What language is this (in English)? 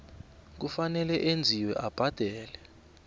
South Ndebele